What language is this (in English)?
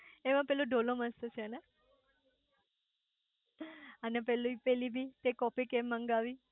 Gujarati